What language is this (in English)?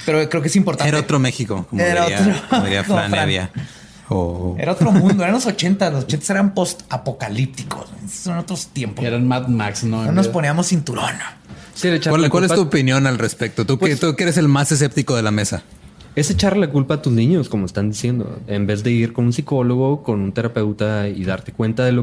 Spanish